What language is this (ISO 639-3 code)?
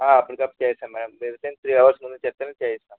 tel